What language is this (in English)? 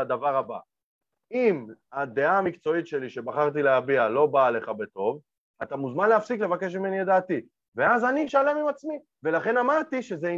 Hebrew